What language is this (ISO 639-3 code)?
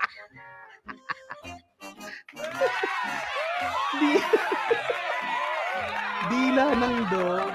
fil